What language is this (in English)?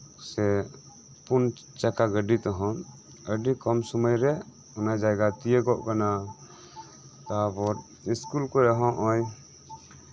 Santali